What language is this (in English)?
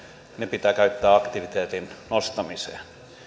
Finnish